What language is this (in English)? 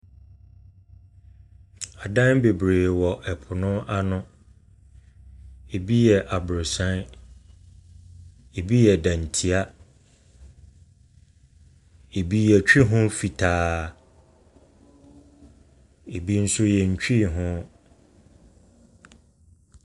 Akan